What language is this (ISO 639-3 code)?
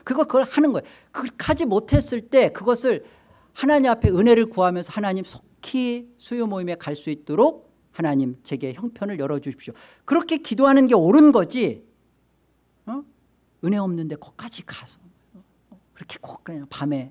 kor